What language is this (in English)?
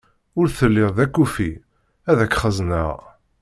Kabyle